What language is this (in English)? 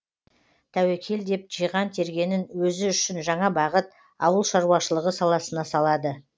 Kazakh